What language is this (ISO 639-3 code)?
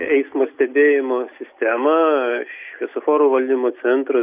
lit